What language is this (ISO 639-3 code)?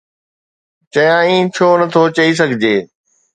snd